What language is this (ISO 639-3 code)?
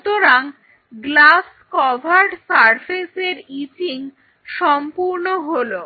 ben